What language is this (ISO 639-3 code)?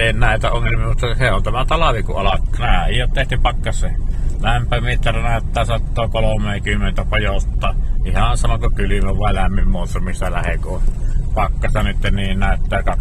fin